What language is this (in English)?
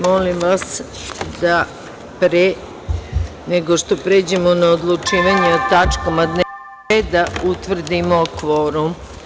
Serbian